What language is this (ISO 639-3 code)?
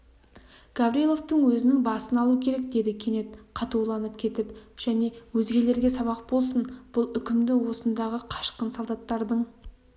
kaz